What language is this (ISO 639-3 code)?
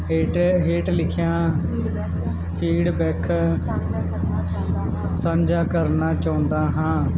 pan